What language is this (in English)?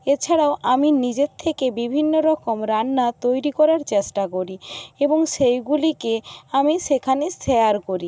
Bangla